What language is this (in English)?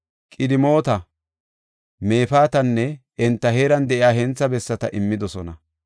Gofa